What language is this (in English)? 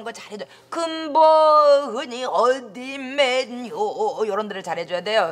Korean